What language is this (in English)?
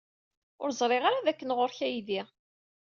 Kabyle